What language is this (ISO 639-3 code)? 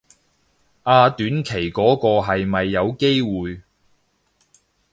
yue